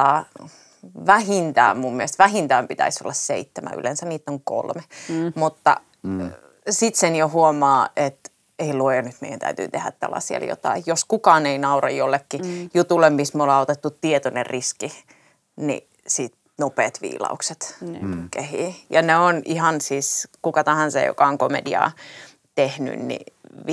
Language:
Finnish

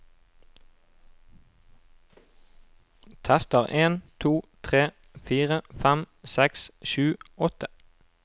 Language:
Norwegian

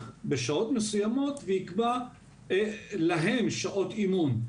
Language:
Hebrew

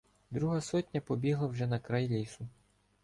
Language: Ukrainian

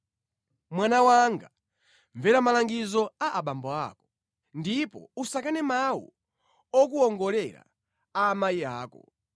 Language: Nyanja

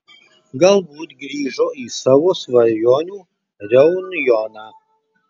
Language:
Lithuanian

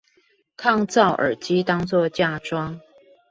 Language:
Chinese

